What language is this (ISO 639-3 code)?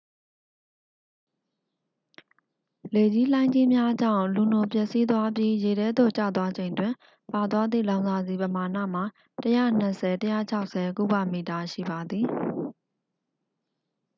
mya